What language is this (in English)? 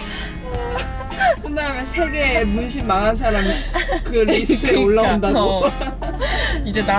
Korean